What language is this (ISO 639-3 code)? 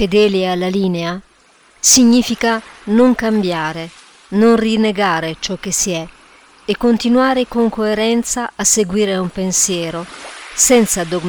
ita